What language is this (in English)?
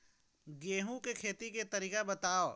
Chhattisgarhi